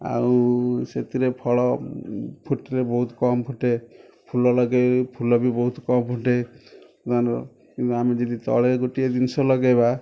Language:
Odia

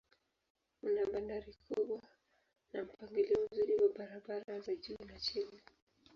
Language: Swahili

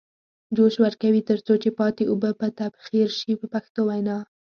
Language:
Pashto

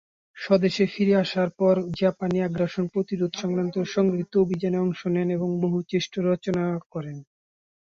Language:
Bangla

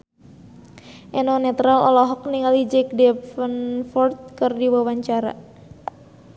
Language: Sundanese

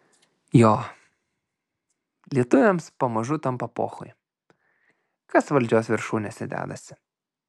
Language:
Lithuanian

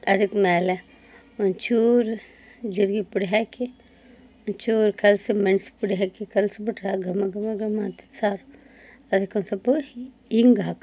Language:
Kannada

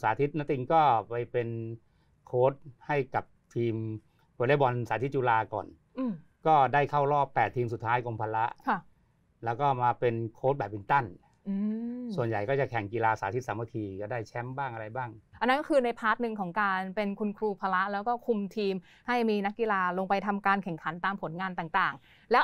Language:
Thai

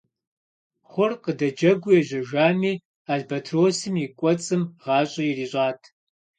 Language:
Kabardian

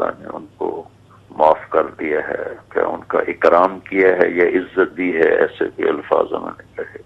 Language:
Urdu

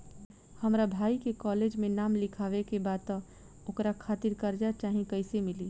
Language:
Bhojpuri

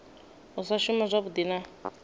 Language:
Venda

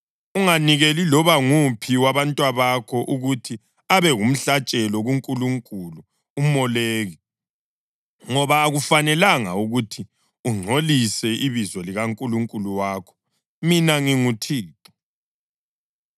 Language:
North Ndebele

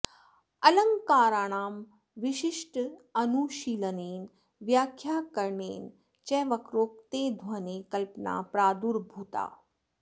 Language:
Sanskrit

